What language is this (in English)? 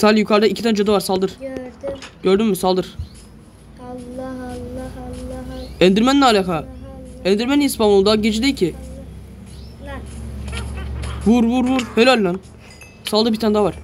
Turkish